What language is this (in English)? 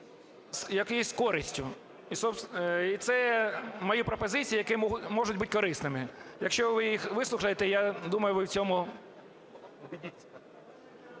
Ukrainian